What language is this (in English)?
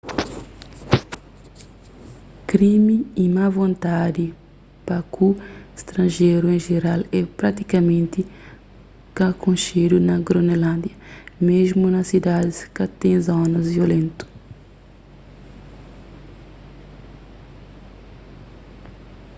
Kabuverdianu